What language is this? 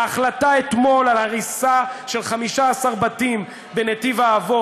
Hebrew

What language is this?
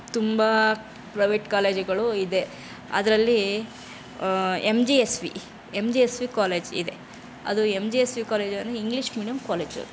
Kannada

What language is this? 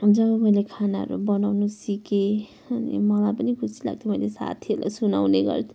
Nepali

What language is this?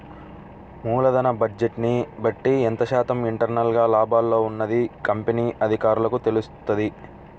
Telugu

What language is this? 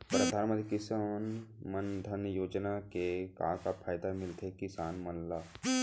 Chhattisgarhi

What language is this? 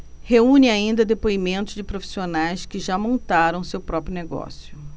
Portuguese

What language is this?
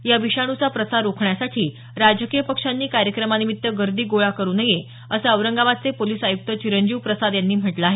Marathi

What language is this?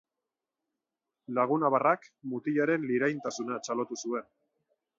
Basque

